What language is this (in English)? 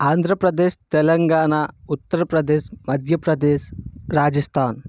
Telugu